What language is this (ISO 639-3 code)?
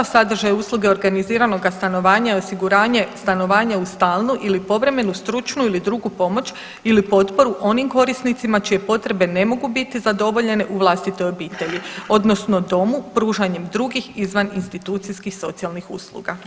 hrv